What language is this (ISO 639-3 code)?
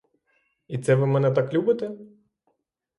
ukr